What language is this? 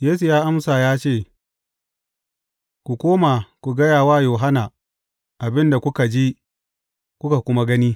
Hausa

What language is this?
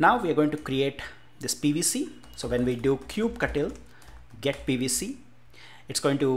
English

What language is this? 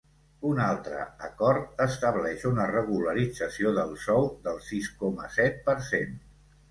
Catalan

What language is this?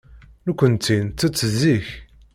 Kabyle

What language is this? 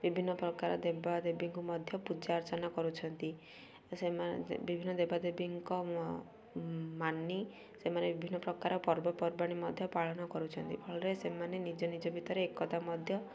Odia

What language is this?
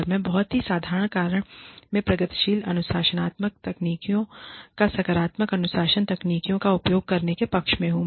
Hindi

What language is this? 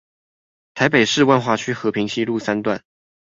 Chinese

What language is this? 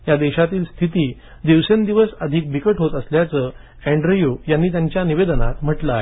Marathi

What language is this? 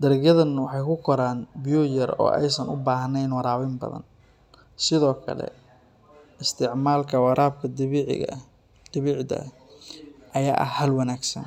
Somali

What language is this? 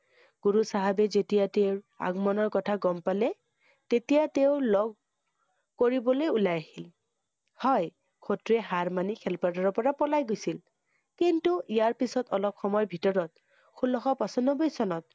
Assamese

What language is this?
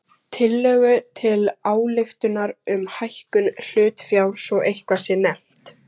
Icelandic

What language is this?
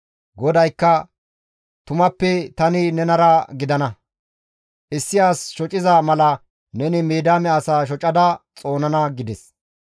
Gamo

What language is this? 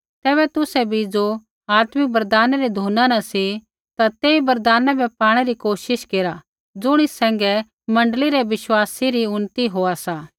Kullu Pahari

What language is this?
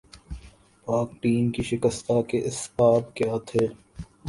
Urdu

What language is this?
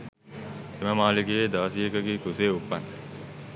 Sinhala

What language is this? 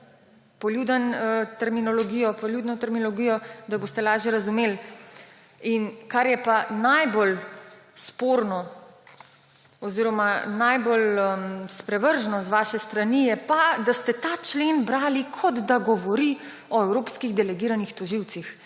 Slovenian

